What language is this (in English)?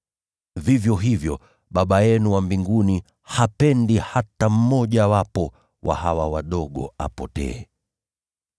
Swahili